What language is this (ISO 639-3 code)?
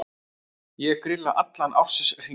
isl